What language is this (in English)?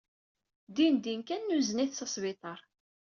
Kabyle